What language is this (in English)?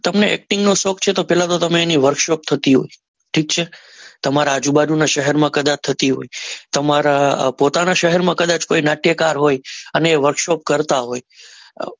Gujarati